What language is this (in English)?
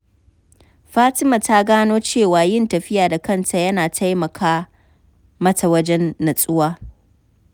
Hausa